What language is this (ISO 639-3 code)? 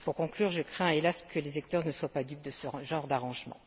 fra